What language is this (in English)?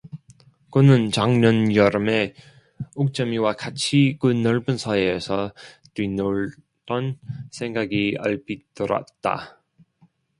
Korean